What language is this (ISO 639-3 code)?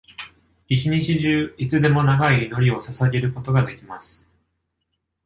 jpn